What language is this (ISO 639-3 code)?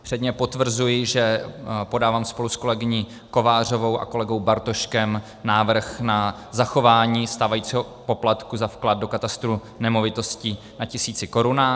ces